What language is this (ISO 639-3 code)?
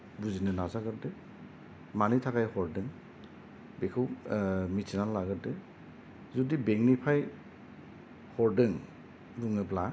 brx